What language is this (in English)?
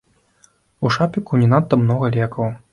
Belarusian